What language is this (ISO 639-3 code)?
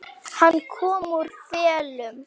isl